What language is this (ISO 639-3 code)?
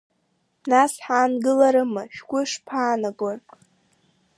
abk